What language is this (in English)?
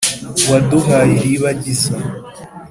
Kinyarwanda